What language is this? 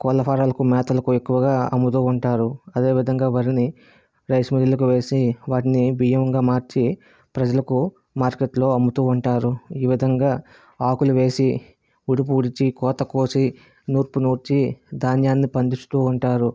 Telugu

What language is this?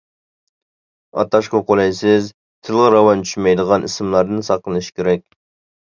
Uyghur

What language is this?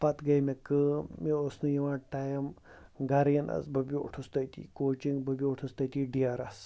Kashmiri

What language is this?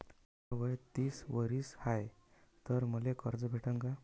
Marathi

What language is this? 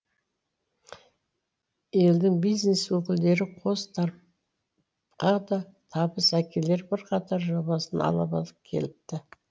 Kazakh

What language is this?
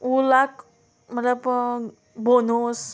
Konkani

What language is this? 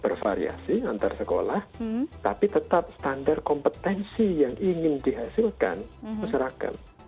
Indonesian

